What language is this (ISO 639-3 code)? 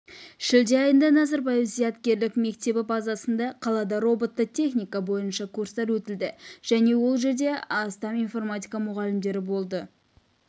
kaz